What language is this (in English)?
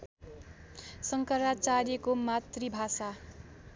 Nepali